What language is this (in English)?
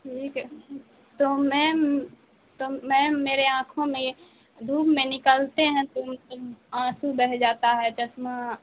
Urdu